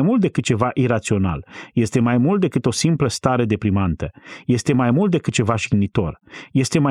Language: Romanian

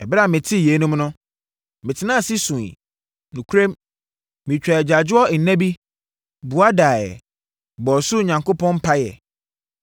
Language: Akan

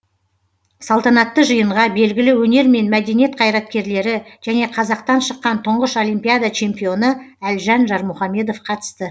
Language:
Kazakh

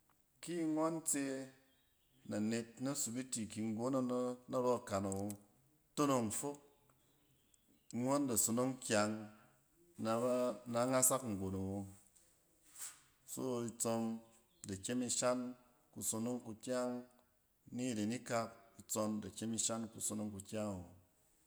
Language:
Cen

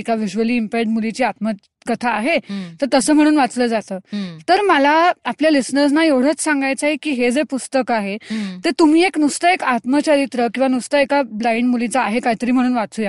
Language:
Marathi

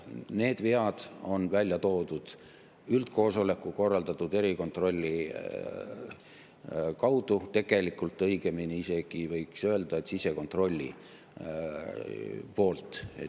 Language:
Estonian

